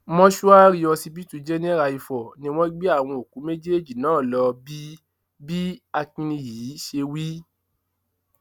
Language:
Yoruba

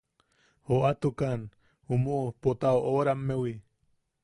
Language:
Yaqui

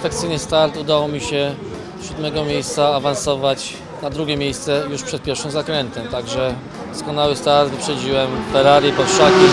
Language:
Polish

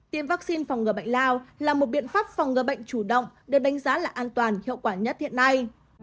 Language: Vietnamese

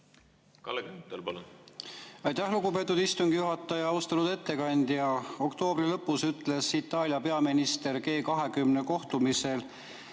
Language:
Estonian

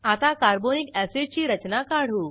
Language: Marathi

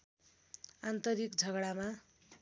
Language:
Nepali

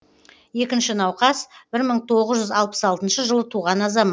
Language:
Kazakh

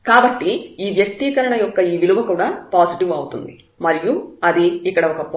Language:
Telugu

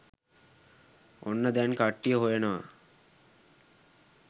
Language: Sinhala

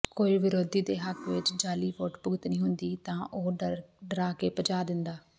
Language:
Punjabi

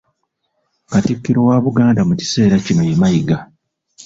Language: Ganda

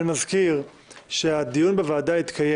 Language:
Hebrew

